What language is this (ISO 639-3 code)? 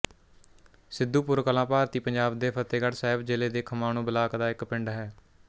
pan